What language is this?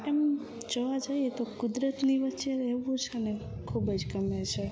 Gujarati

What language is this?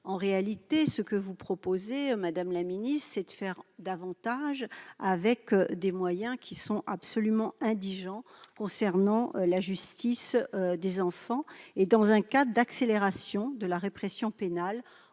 French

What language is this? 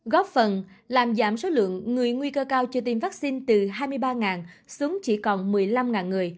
Vietnamese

